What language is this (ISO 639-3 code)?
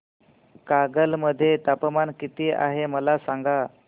mar